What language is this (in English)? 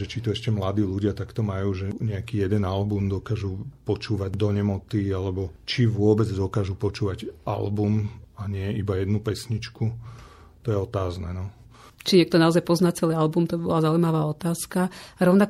Slovak